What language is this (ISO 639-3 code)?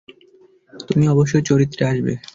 ben